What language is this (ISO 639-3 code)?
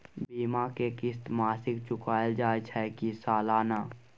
mai